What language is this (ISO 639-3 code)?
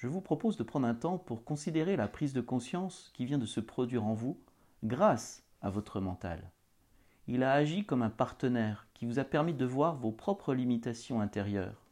fra